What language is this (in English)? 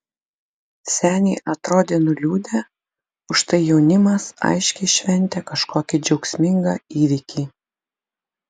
Lithuanian